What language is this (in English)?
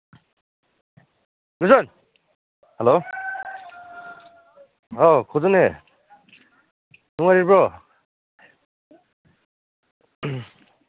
Manipuri